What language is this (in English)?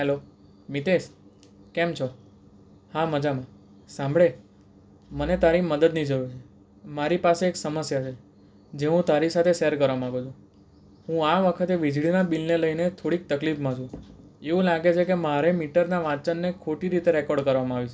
Gujarati